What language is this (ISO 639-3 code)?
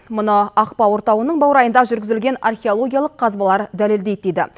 kaz